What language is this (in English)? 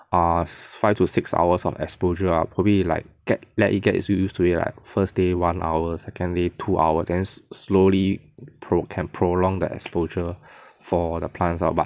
English